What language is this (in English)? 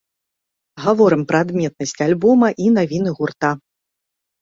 Belarusian